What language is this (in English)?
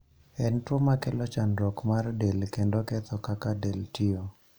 Luo (Kenya and Tanzania)